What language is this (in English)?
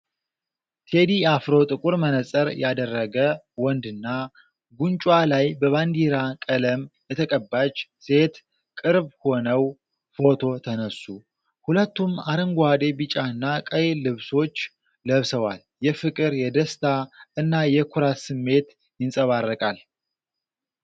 Amharic